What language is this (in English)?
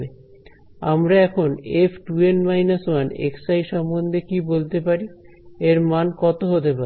Bangla